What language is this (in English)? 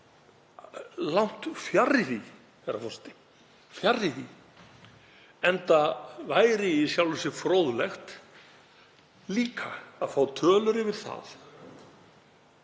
Icelandic